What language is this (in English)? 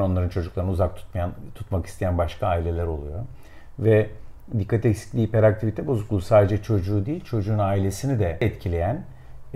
Turkish